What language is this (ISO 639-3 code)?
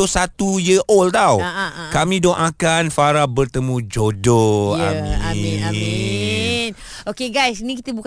msa